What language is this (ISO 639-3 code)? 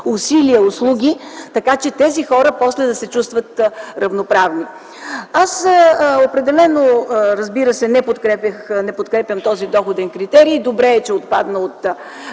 bul